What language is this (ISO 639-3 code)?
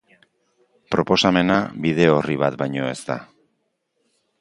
eus